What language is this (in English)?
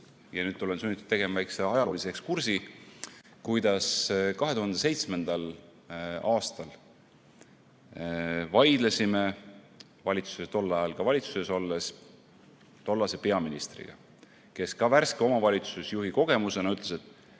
Estonian